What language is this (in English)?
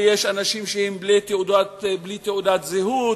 Hebrew